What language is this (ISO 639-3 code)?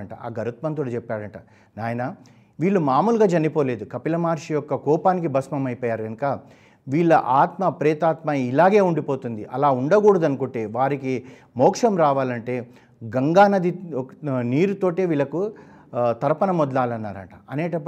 tel